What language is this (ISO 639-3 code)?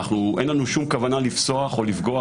heb